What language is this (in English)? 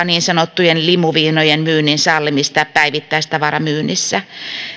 Finnish